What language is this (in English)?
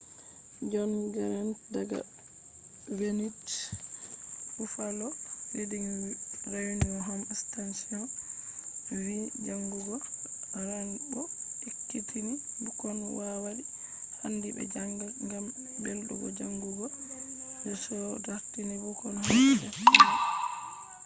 Fula